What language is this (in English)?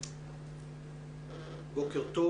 Hebrew